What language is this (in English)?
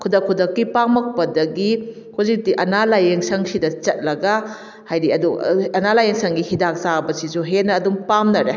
Manipuri